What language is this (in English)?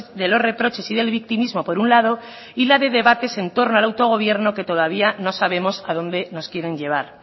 Spanish